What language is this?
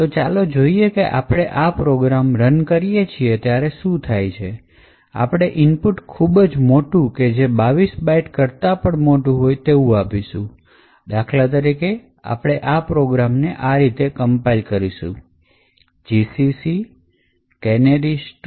Gujarati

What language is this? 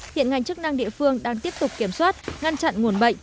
Vietnamese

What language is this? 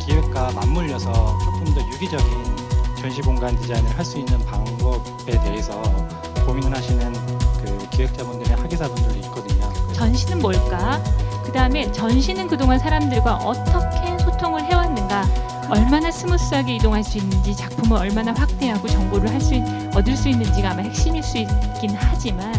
Korean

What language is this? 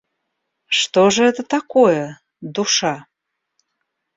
Russian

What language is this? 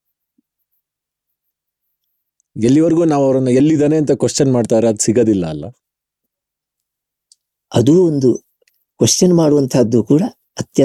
Kannada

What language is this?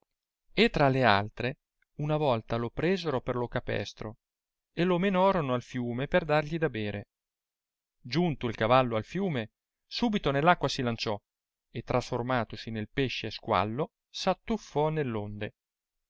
Italian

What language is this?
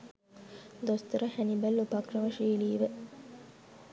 Sinhala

